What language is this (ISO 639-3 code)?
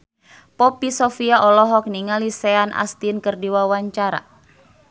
sun